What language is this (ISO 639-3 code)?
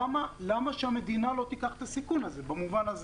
heb